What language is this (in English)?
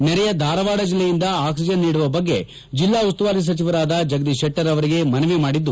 Kannada